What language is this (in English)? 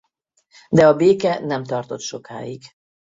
Hungarian